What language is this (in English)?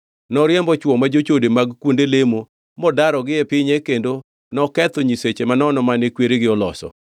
Luo (Kenya and Tanzania)